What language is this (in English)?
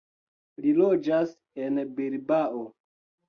Esperanto